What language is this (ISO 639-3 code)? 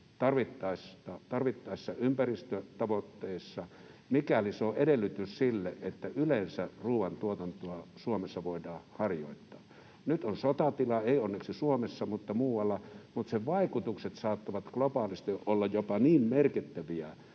fin